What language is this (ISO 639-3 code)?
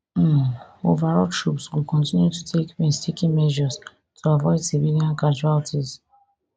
pcm